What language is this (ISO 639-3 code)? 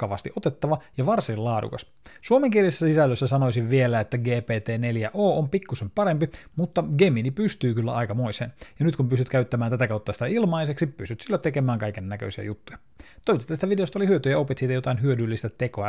fin